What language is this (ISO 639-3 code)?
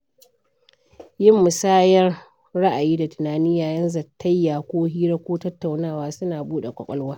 hau